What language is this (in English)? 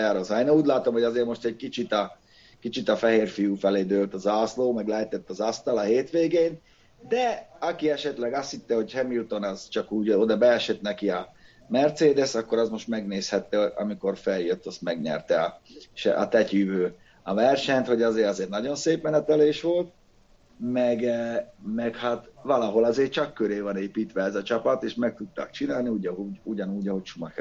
Hungarian